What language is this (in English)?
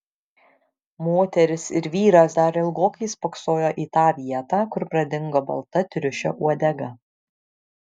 Lithuanian